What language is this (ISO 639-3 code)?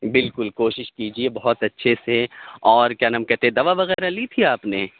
urd